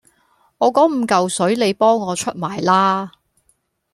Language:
Cantonese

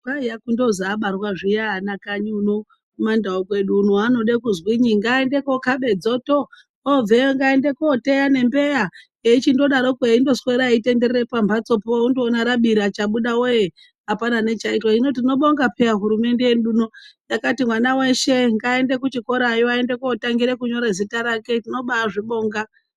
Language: Ndau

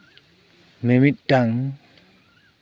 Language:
Santali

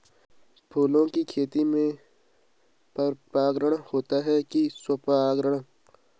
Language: Hindi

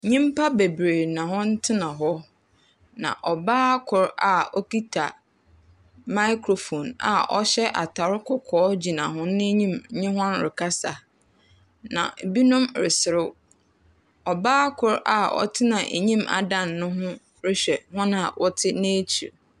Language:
Akan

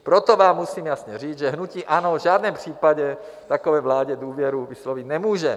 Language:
Czech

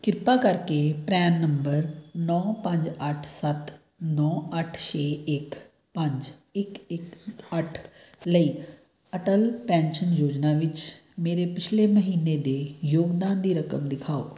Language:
Punjabi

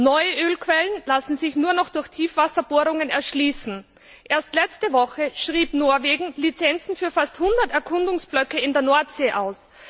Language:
German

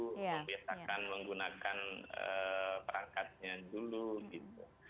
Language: Indonesian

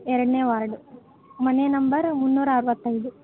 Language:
Kannada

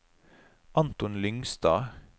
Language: Norwegian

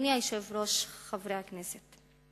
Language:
Hebrew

